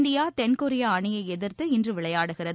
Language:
Tamil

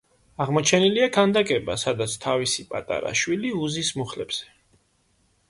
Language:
Georgian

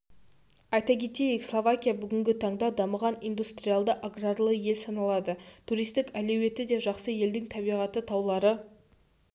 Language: Kazakh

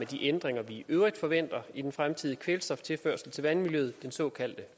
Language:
Danish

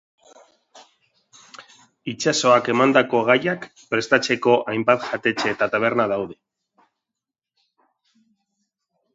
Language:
Basque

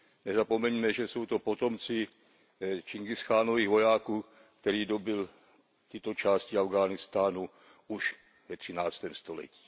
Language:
Czech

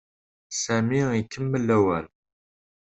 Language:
Kabyle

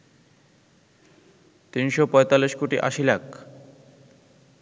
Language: Bangla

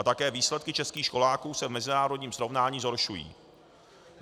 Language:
Czech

